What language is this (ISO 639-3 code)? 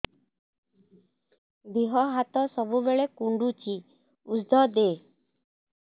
ori